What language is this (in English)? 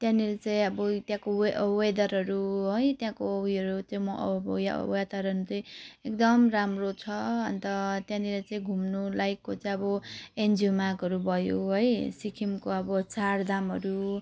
Nepali